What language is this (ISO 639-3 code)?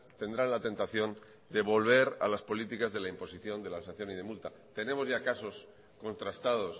spa